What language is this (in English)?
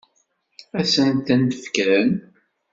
Kabyle